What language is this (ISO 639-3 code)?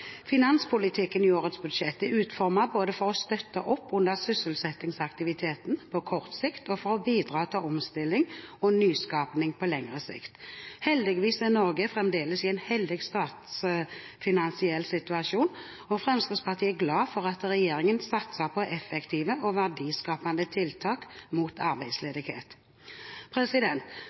nob